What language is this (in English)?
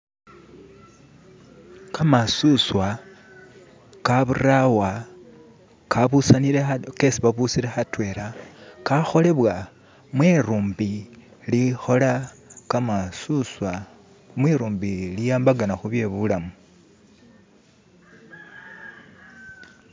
Masaaba